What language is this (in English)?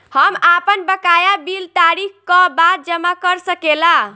Bhojpuri